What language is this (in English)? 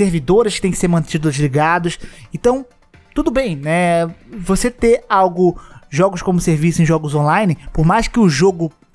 Portuguese